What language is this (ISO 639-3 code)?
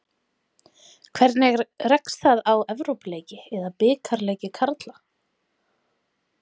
isl